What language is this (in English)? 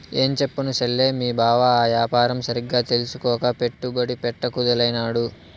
Telugu